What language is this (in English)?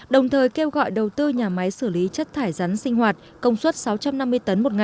Vietnamese